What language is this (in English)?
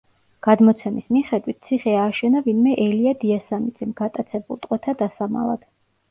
Georgian